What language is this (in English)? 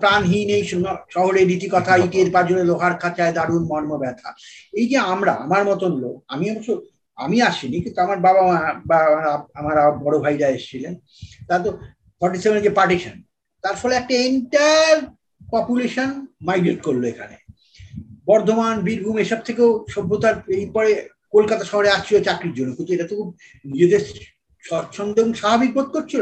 Bangla